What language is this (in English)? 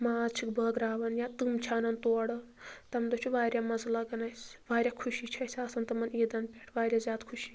Kashmiri